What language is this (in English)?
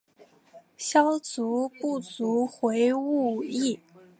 Chinese